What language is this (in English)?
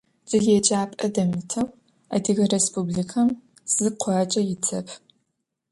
Adyghe